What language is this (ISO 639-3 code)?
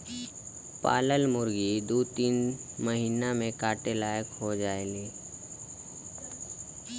bho